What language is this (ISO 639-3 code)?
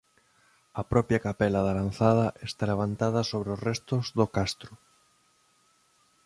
glg